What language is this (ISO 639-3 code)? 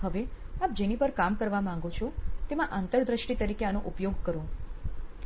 guj